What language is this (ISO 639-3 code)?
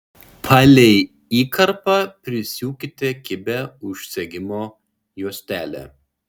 lit